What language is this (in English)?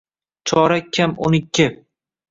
Uzbek